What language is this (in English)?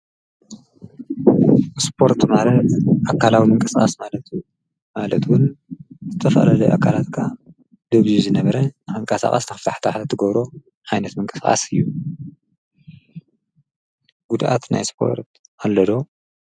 Tigrinya